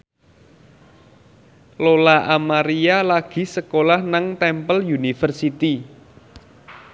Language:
Javanese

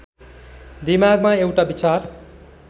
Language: Nepali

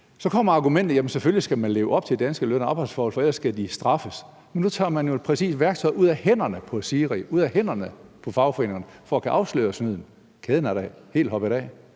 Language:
Danish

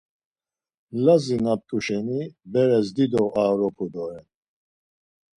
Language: Laz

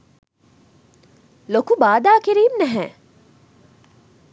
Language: Sinhala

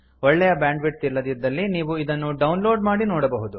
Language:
Kannada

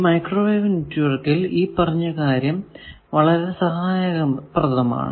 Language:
Malayalam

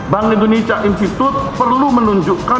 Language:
Indonesian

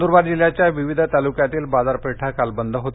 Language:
Marathi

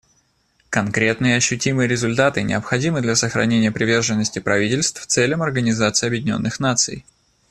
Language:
Russian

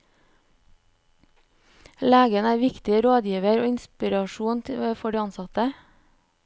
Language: Norwegian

